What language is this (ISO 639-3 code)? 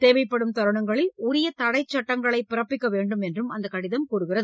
tam